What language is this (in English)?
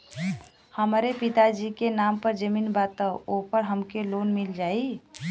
Bhojpuri